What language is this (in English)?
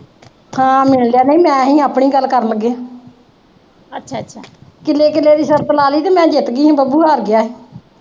Punjabi